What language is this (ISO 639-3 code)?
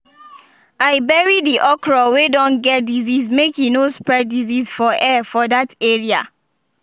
pcm